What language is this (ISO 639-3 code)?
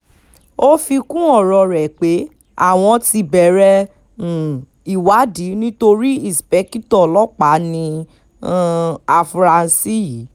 yor